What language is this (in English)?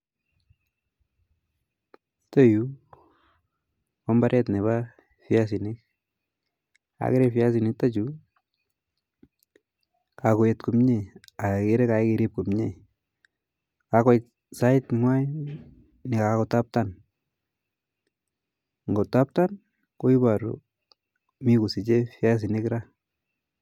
Kalenjin